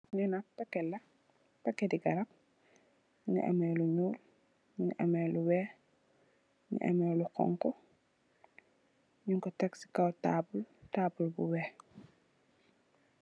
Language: Wolof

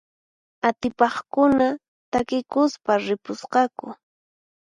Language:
Puno Quechua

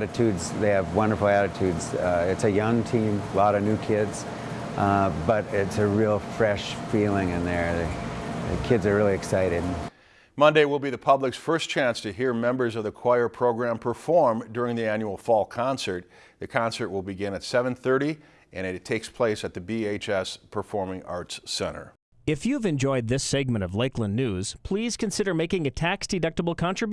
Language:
English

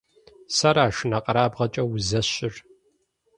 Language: Kabardian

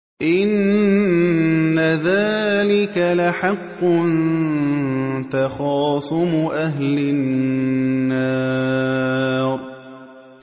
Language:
Arabic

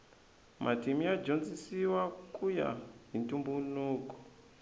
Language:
Tsonga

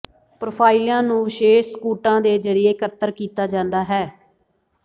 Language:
Punjabi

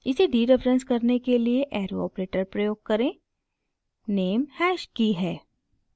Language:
Hindi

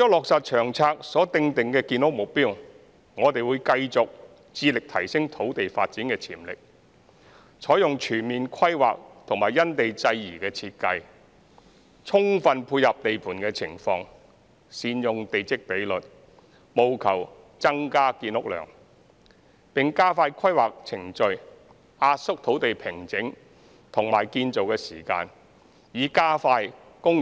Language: Cantonese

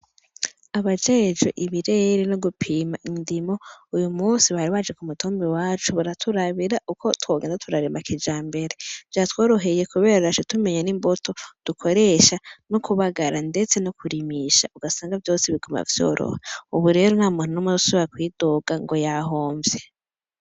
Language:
Rundi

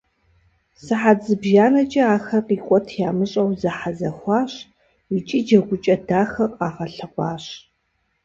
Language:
Kabardian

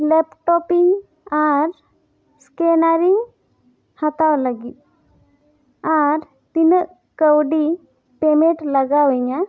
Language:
Santali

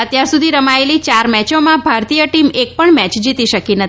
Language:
Gujarati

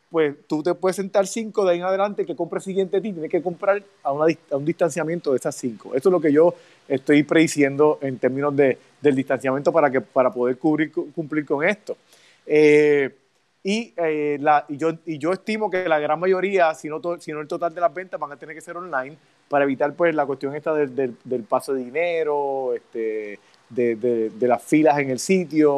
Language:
Spanish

